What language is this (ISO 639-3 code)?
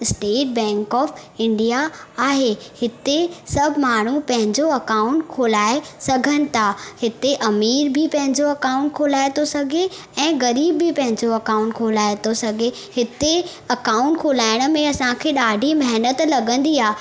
snd